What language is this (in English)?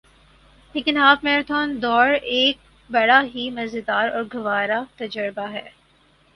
Urdu